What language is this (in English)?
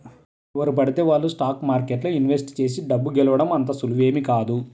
Telugu